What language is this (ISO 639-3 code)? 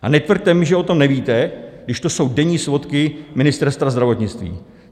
ces